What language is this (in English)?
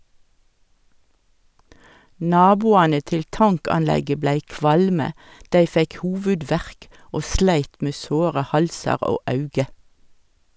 Norwegian